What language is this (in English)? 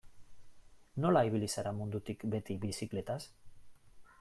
Basque